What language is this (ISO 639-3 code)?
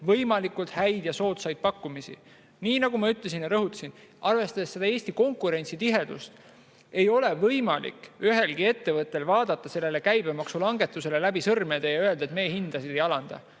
est